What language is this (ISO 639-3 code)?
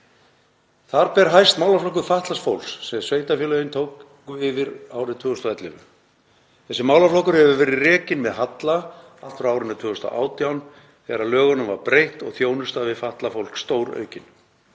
isl